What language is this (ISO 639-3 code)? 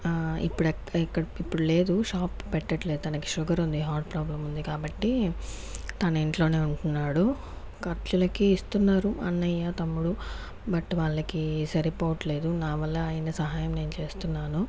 tel